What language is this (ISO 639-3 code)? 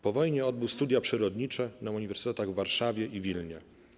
pol